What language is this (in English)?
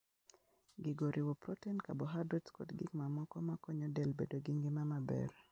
Luo (Kenya and Tanzania)